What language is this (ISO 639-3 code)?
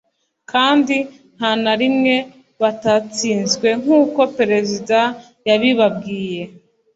kin